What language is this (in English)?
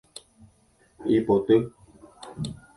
Guarani